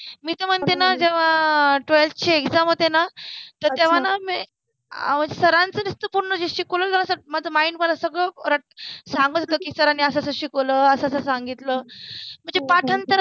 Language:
Marathi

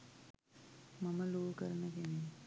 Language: Sinhala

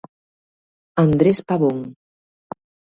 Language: Galician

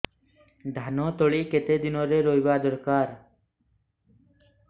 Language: Odia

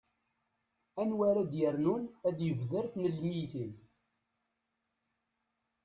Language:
Kabyle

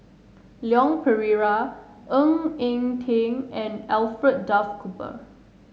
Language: English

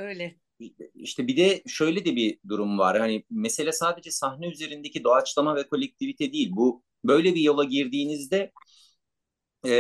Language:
Turkish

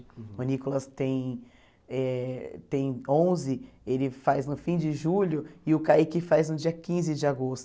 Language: Portuguese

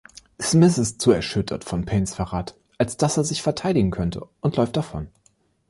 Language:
German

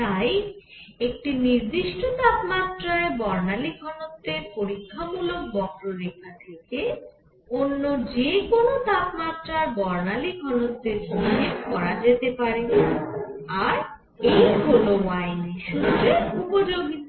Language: Bangla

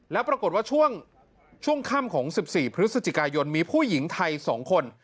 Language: Thai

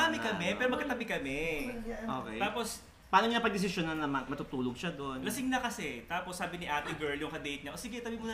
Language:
Filipino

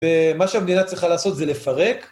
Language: Hebrew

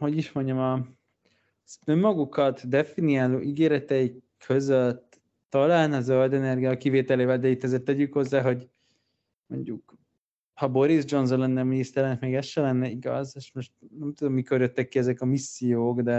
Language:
Hungarian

